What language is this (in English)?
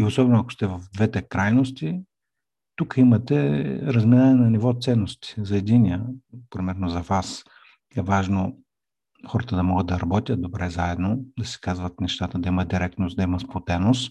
Bulgarian